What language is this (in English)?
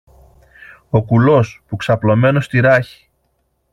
Greek